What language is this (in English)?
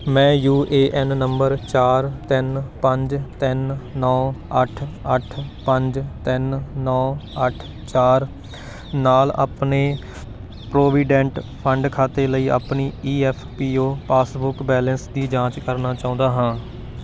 Punjabi